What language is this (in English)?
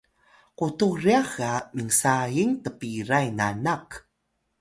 Atayal